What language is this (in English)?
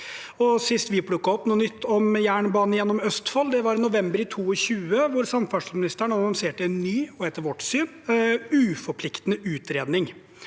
Norwegian